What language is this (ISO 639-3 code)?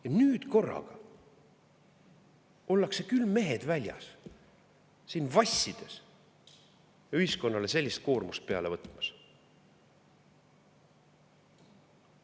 est